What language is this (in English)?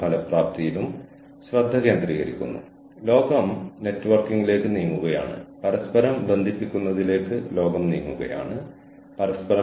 Malayalam